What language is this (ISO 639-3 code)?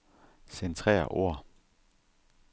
dan